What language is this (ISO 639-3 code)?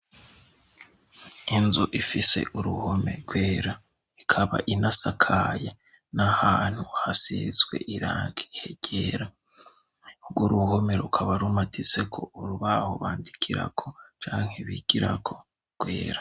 run